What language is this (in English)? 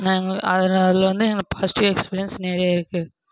Tamil